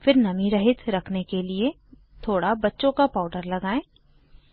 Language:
Hindi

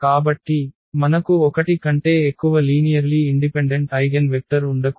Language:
Telugu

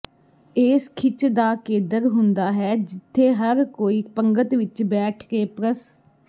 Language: Punjabi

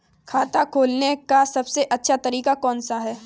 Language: Hindi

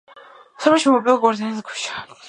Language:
Georgian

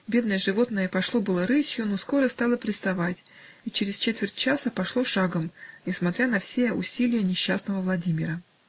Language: Russian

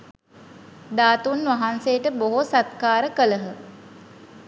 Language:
Sinhala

